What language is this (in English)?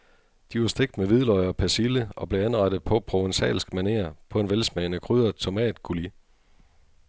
Danish